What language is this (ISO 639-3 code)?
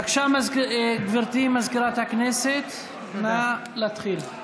heb